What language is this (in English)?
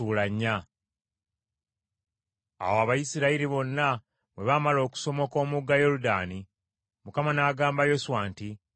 Ganda